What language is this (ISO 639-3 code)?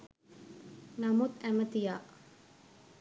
sin